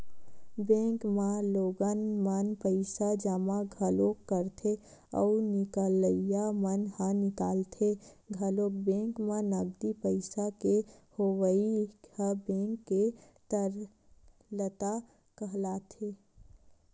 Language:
Chhattisgarhi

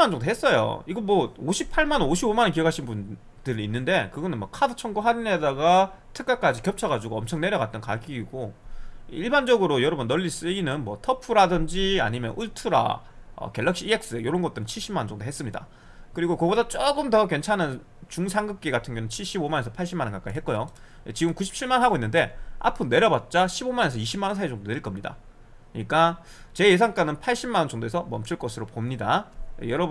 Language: Korean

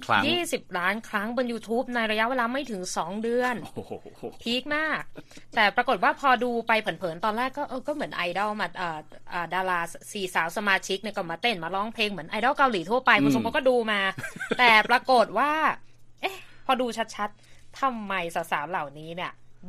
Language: Thai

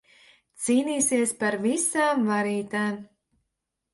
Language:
Latvian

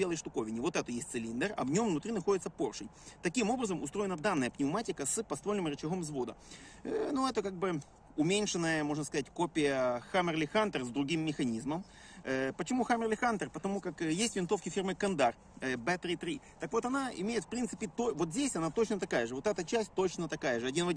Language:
Russian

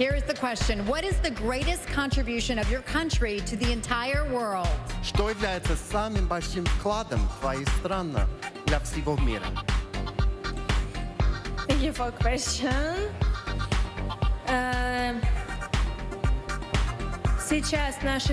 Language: English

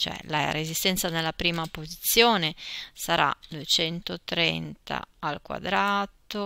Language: Italian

